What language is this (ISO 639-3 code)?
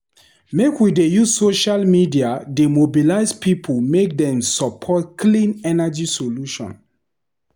pcm